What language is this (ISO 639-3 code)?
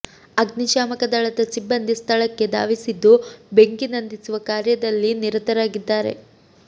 kan